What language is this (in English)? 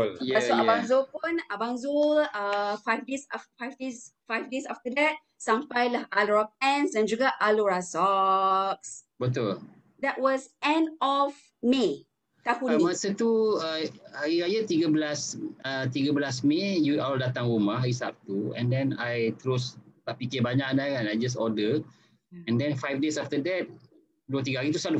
Malay